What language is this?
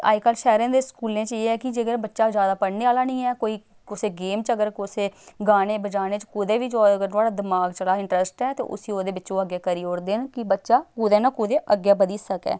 Dogri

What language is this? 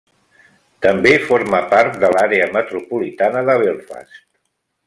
Catalan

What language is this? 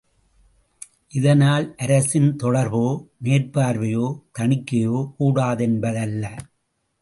Tamil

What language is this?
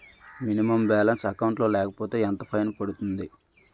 Telugu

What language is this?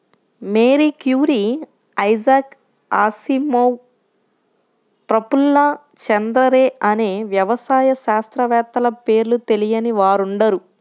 Telugu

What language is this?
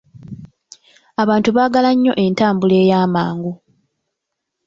Ganda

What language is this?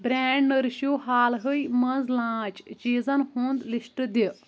Kashmiri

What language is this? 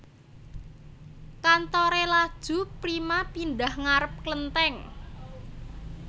Javanese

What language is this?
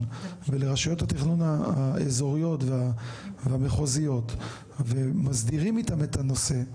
Hebrew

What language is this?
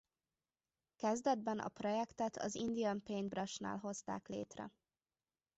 Hungarian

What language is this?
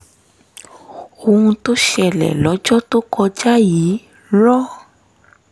Yoruba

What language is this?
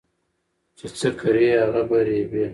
Pashto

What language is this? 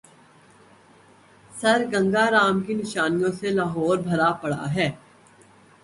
Urdu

